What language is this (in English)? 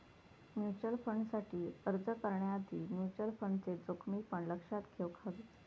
Marathi